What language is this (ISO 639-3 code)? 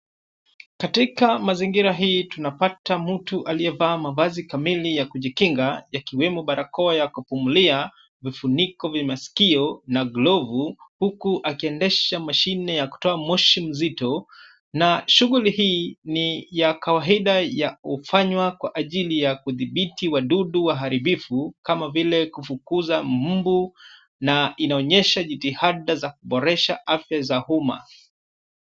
swa